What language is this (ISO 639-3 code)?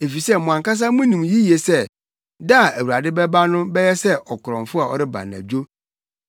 aka